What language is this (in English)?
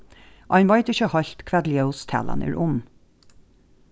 Faroese